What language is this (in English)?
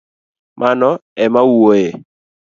Luo (Kenya and Tanzania)